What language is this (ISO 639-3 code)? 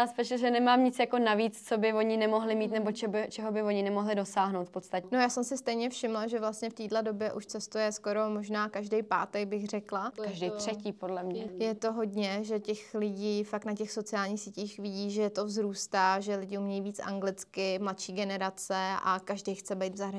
ces